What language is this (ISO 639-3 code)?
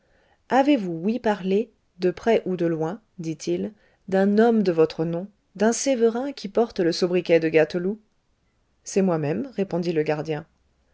fra